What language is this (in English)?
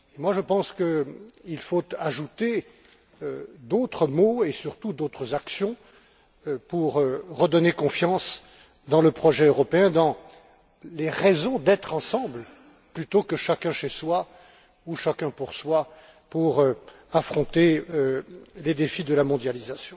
French